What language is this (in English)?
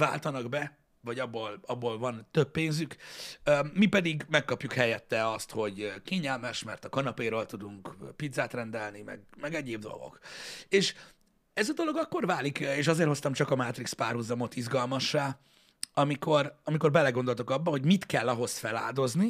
Hungarian